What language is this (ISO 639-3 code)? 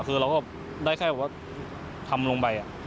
tha